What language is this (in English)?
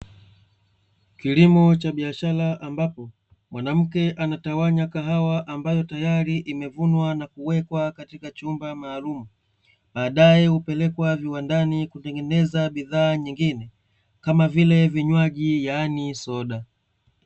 Swahili